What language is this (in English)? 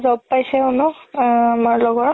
Assamese